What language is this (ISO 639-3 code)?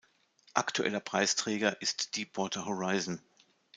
deu